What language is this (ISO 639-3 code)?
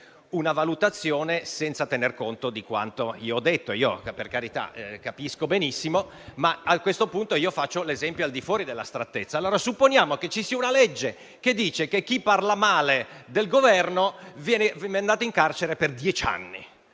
ita